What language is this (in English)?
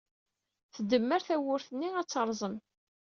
Kabyle